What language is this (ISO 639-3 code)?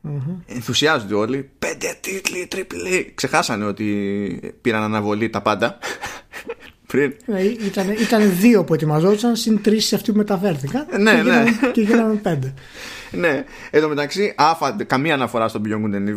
ell